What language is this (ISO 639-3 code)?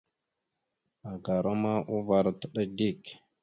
mxu